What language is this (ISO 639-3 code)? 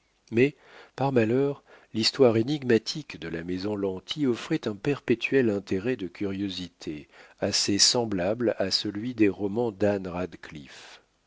fra